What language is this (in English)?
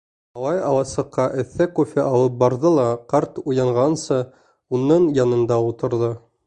Bashkir